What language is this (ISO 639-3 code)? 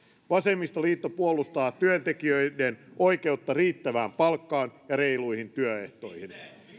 fin